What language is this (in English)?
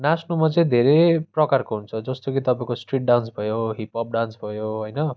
Nepali